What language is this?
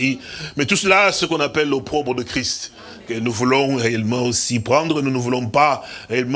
French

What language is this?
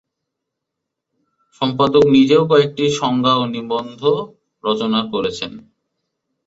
Bangla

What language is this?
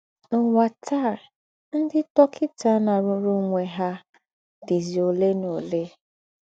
Igbo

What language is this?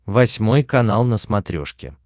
Russian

